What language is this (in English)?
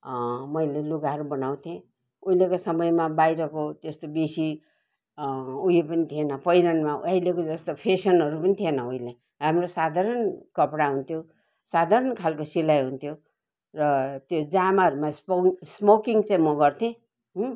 Nepali